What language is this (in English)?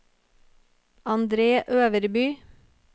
Norwegian